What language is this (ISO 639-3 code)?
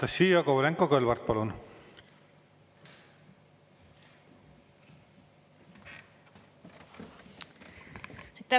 est